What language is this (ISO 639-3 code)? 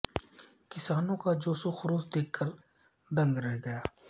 urd